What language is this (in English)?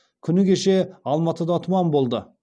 Kazakh